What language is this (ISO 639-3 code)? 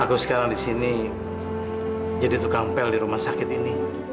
ind